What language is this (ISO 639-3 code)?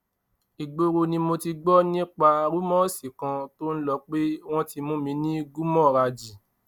yor